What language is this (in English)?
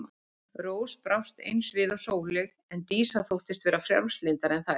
Icelandic